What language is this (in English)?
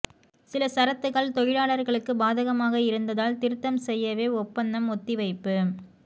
Tamil